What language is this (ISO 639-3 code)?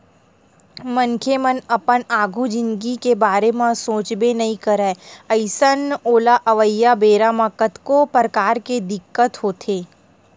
hne